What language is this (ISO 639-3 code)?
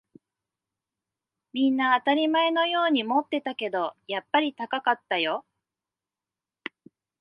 jpn